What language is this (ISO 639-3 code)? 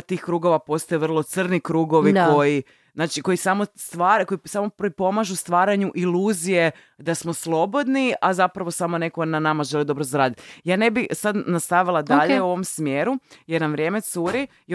hrv